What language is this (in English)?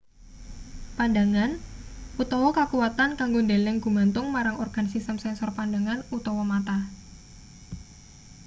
Javanese